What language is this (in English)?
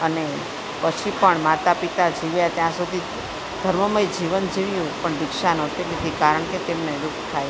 Gujarati